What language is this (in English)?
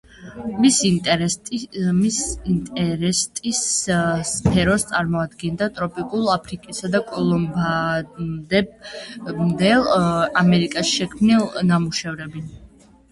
Georgian